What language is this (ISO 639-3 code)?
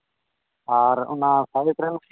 sat